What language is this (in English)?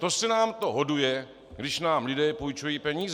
Czech